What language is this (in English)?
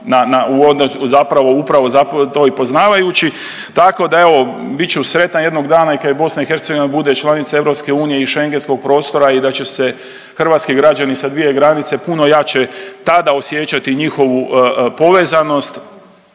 Croatian